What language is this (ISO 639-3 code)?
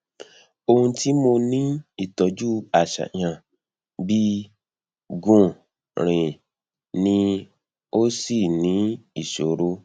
yor